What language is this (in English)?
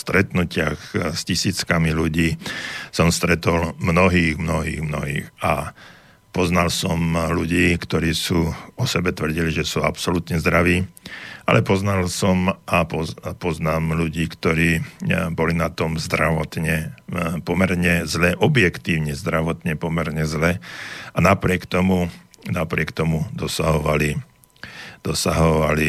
Slovak